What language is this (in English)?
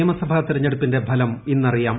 Malayalam